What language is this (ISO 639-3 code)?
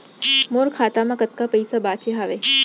hne